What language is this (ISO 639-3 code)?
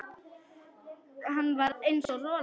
isl